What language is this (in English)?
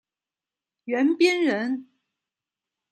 Chinese